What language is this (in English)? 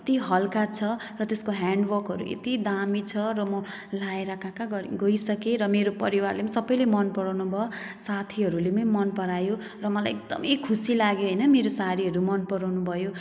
Nepali